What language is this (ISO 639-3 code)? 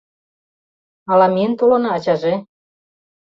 chm